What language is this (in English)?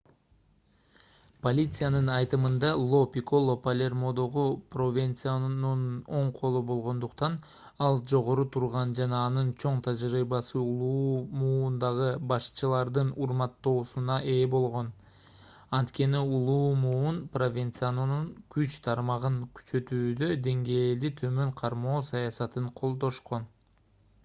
Kyrgyz